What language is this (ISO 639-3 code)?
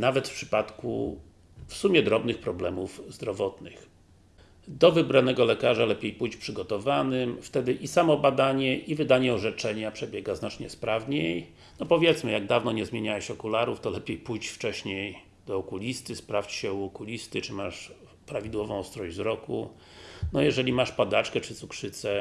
pol